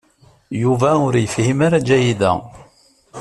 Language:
Kabyle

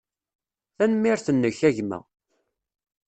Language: Kabyle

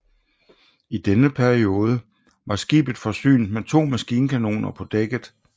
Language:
Danish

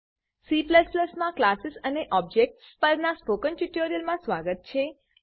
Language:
Gujarati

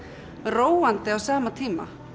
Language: Icelandic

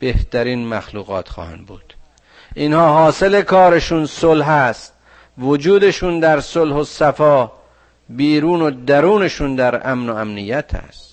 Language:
Persian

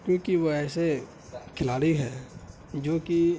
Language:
Urdu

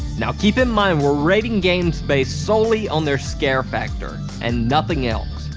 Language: English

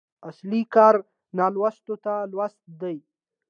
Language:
Pashto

